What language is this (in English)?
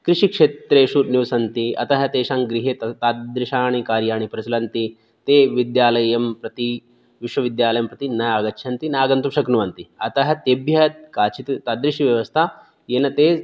Sanskrit